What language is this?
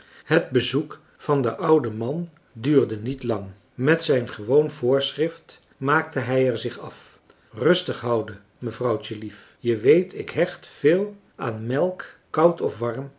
Dutch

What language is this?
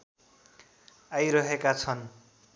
Nepali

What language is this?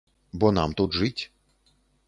Belarusian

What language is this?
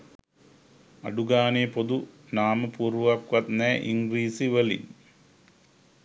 Sinhala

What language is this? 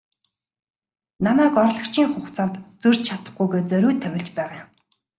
Mongolian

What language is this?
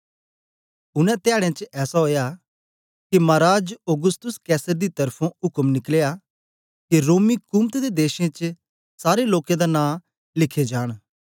Dogri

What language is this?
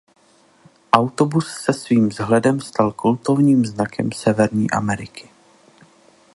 Czech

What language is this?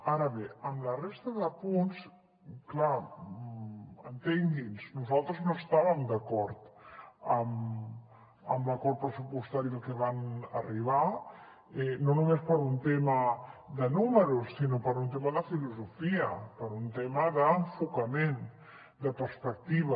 Catalan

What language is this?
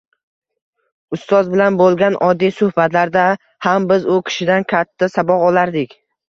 Uzbek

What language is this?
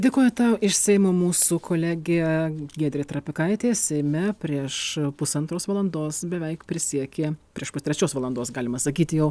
Lithuanian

